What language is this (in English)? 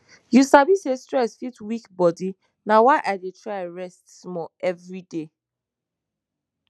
Nigerian Pidgin